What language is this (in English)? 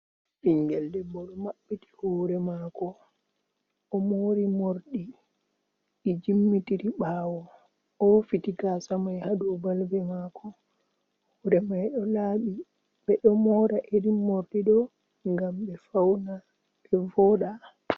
Fula